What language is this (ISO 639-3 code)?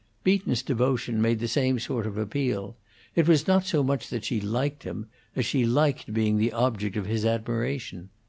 eng